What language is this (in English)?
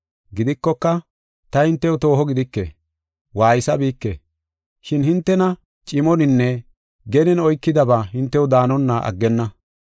Gofa